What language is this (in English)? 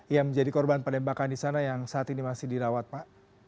Indonesian